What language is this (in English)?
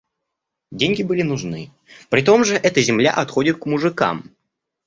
Russian